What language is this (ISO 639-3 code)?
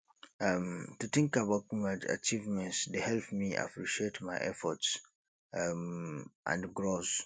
pcm